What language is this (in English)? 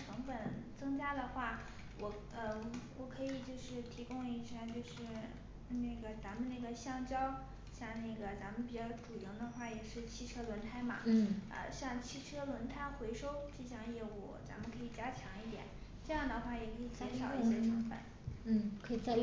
Chinese